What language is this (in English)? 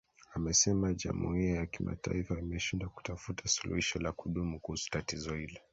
Swahili